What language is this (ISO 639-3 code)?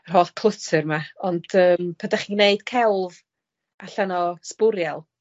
cym